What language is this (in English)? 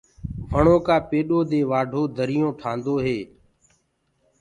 Gurgula